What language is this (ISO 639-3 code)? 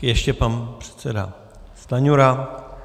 ces